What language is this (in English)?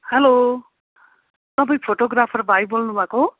Nepali